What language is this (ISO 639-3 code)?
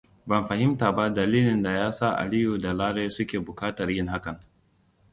hau